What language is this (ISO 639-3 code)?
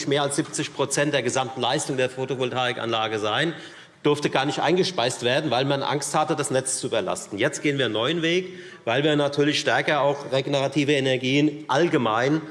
deu